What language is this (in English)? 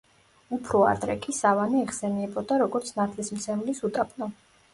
Georgian